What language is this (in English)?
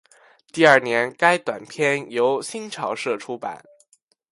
Chinese